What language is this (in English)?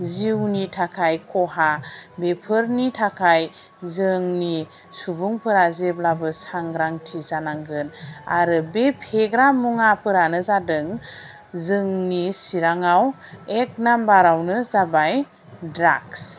Bodo